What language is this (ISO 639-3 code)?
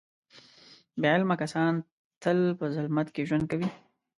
pus